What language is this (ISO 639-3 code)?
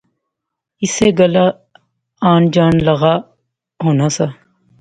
phr